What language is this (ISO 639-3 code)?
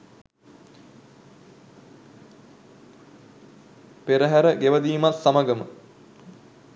sin